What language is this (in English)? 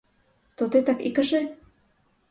Ukrainian